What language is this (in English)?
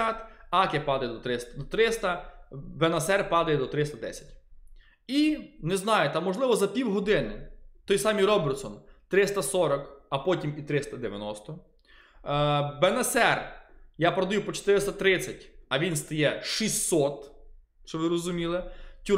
Ukrainian